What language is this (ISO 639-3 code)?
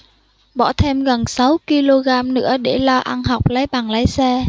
vie